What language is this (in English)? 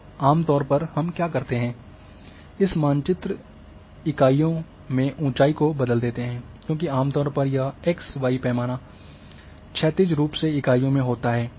Hindi